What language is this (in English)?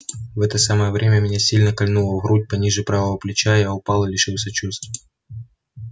Russian